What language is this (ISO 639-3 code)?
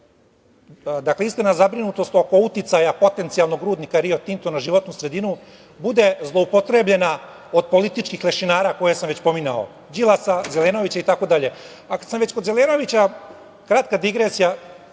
srp